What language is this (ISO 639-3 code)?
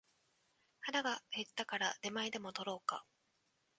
jpn